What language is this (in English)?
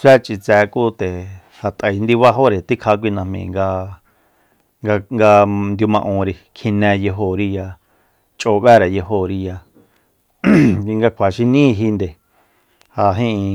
Soyaltepec Mazatec